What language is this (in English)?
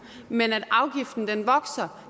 Danish